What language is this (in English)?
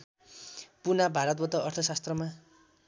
Nepali